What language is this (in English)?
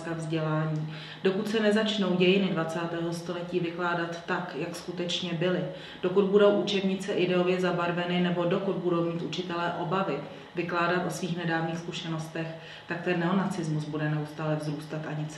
Czech